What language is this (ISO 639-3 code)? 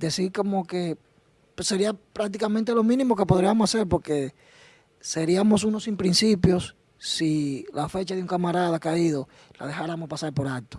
spa